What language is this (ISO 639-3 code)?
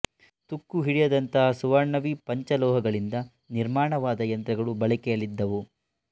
kan